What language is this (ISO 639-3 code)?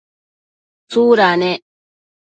mcf